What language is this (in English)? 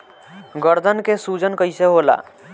Bhojpuri